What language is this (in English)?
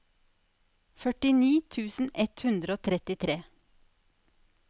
Norwegian